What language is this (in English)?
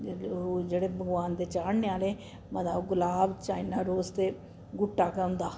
Dogri